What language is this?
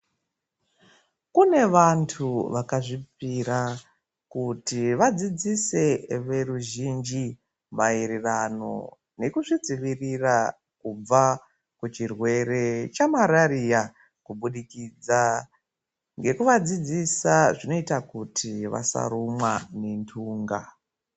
Ndau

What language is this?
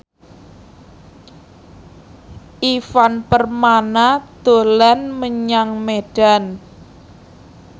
Javanese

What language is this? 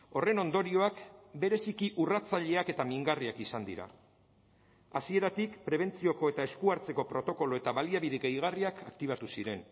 Basque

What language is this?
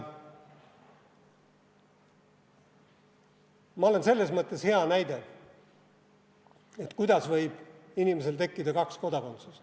Estonian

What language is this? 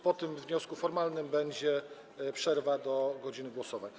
Polish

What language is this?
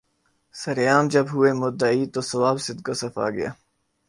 Urdu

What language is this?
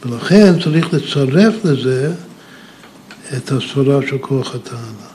Hebrew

